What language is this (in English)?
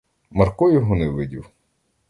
Ukrainian